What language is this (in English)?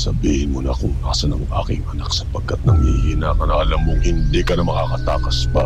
Filipino